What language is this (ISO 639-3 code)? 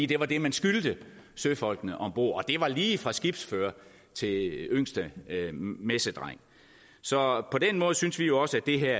dan